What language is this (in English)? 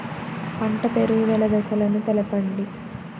Telugu